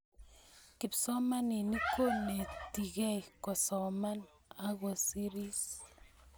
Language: Kalenjin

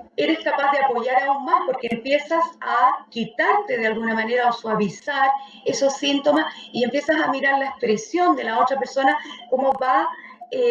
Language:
Spanish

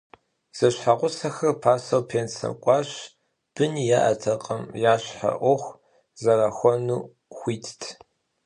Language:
Kabardian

